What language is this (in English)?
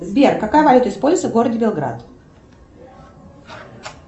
Russian